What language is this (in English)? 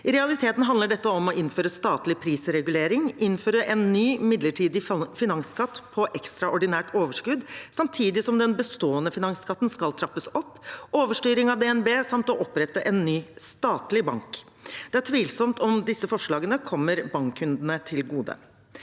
Norwegian